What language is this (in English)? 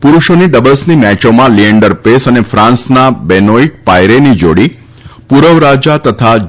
Gujarati